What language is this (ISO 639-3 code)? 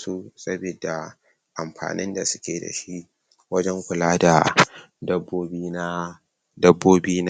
hau